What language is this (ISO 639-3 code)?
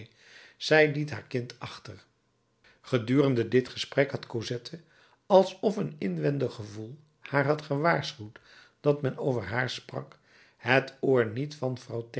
nld